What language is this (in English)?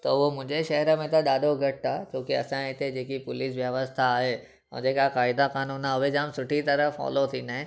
Sindhi